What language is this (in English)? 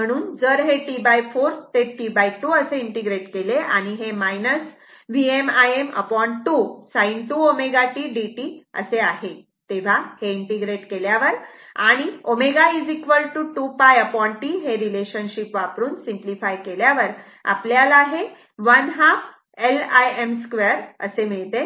Marathi